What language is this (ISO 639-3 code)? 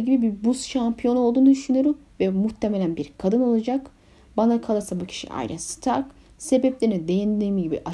tur